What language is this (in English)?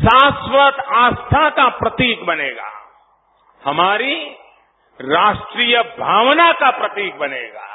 Marathi